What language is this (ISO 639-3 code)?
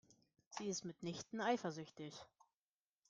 deu